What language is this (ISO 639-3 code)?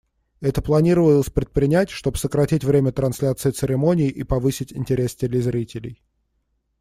rus